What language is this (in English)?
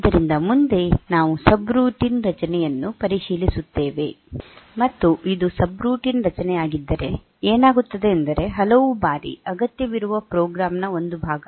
Kannada